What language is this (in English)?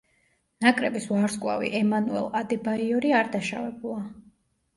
Georgian